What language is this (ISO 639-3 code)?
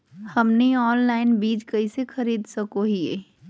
mag